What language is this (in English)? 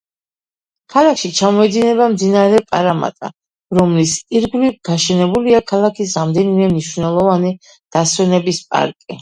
Georgian